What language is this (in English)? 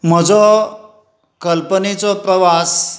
Konkani